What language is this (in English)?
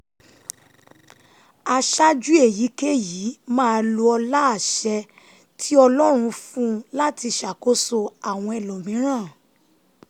Yoruba